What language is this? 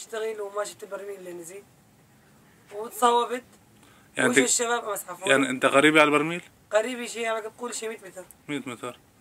Arabic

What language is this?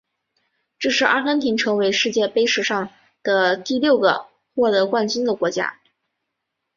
Chinese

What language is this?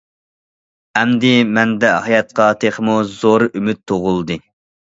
Uyghur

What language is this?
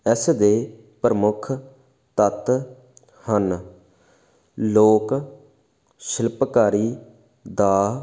Punjabi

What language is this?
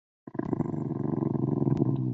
Chinese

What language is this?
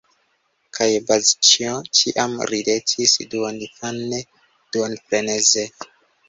Esperanto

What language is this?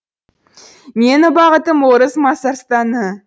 Kazakh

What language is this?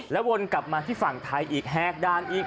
Thai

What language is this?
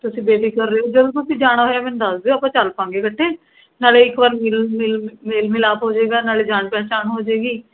Punjabi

